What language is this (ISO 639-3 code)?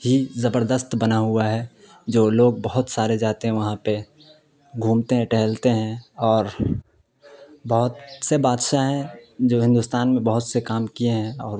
urd